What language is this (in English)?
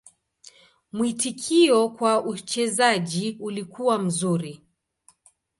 Swahili